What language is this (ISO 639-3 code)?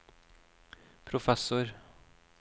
nor